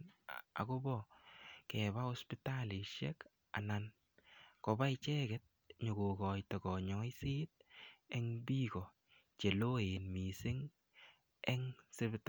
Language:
Kalenjin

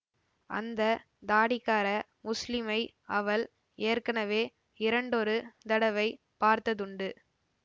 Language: Tamil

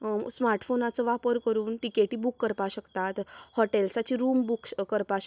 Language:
Konkani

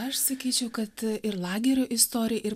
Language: Lithuanian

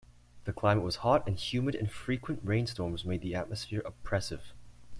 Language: English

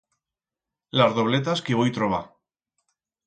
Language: Aragonese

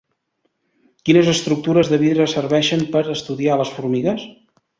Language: Catalan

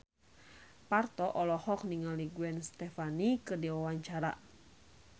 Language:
Sundanese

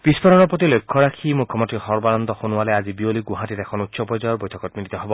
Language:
Assamese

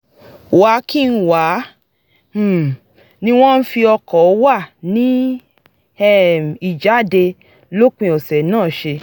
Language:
Yoruba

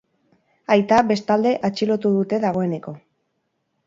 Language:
Basque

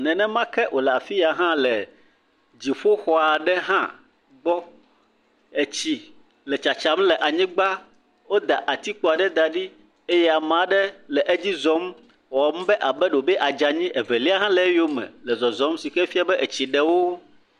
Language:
Ewe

